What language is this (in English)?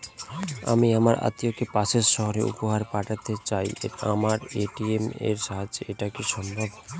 Bangla